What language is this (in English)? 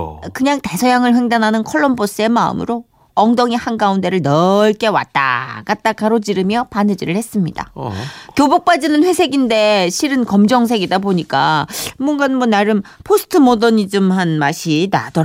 Korean